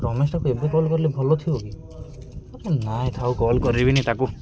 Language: Odia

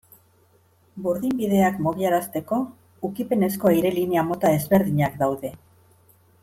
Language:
Basque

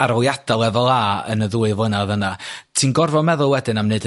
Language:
Welsh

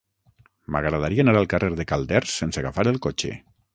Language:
Catalan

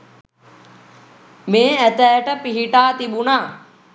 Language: Sinhala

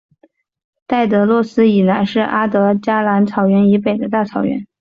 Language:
Chinese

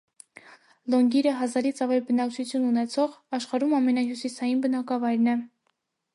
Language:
Armenian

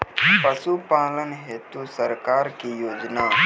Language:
Maithili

